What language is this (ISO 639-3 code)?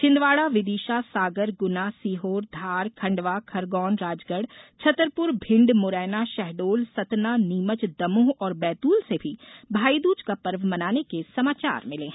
hin